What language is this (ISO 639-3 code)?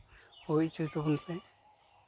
sat